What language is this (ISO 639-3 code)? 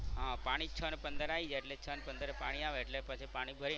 guj